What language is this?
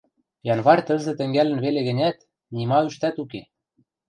Western Mari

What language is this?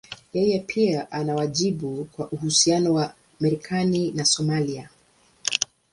Swahili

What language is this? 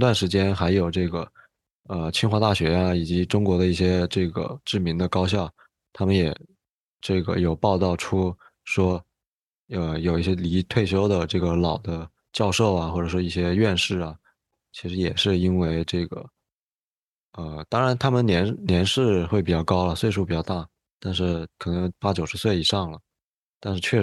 Chinese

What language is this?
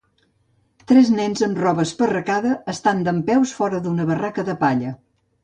Catalan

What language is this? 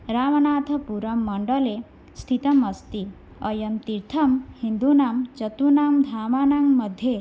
Sanskrit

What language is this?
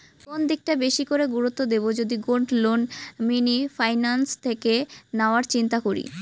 Bangla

